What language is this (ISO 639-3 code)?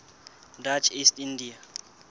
sot